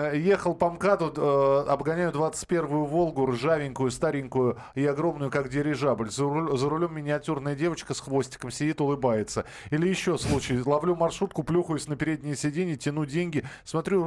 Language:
Russian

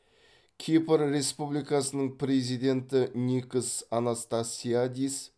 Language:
Kazakh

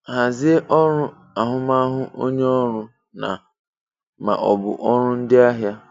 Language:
Igbo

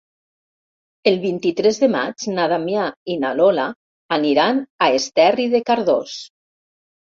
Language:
Catalan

